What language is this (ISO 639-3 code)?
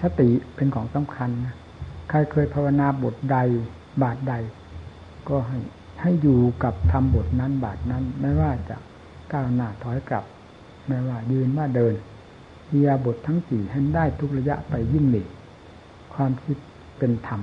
tha